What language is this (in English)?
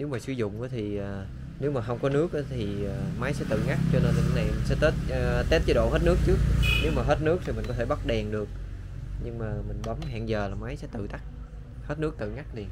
Vietnamese